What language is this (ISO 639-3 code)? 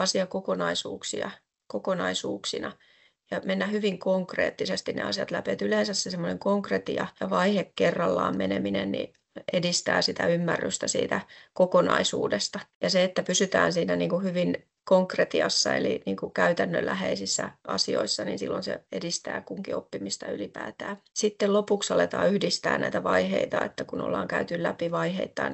fin